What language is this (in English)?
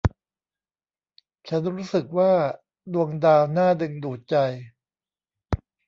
Thai